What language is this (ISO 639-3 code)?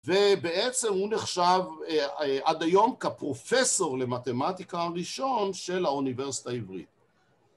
heb